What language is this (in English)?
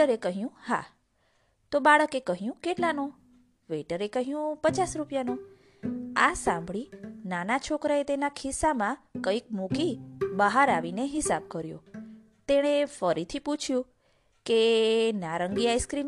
Gujarati